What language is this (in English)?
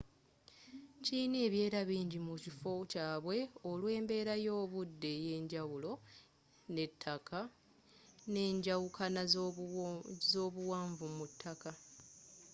Ganda